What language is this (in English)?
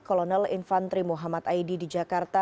Indonesian